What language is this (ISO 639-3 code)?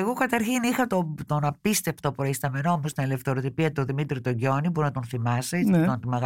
ell